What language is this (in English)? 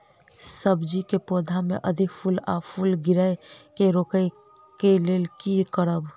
Maithili